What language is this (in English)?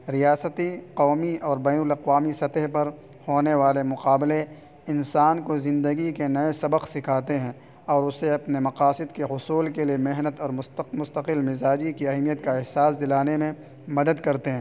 Urdu